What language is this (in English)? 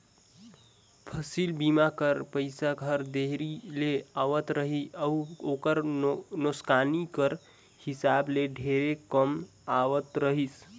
Chhattisgarhi